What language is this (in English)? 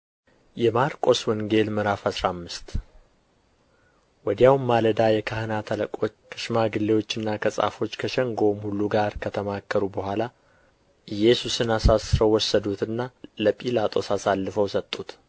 Amharic